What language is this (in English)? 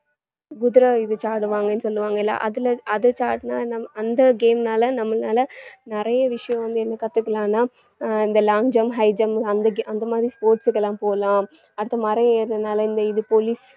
Tamil